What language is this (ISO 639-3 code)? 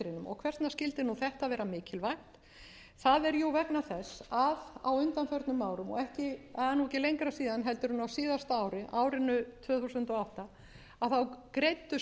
isl